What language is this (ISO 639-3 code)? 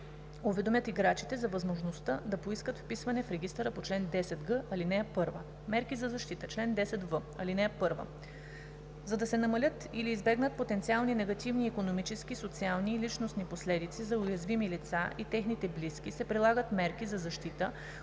bul